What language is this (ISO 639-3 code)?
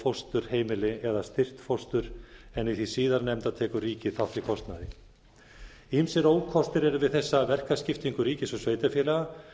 isl